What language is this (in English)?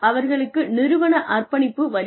Tamil